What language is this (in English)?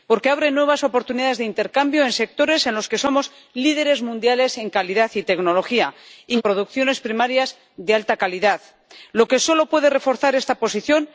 Spanish